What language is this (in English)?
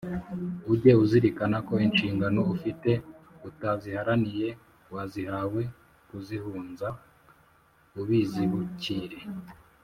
Kinyarwanda